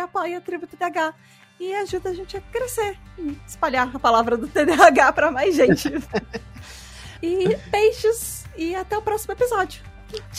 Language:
Portuguese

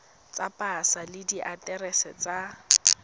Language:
Tswana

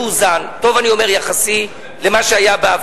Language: Hebrew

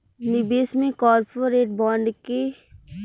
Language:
Bhojpuri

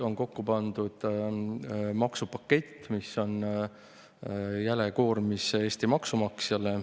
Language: Estonian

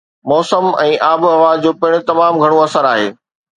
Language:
Sindhi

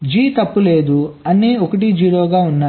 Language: Telugu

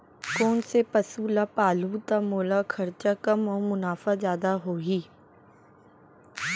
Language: Chhattisgarhi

